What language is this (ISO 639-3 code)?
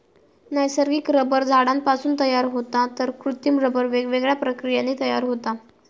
mar